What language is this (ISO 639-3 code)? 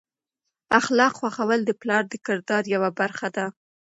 pus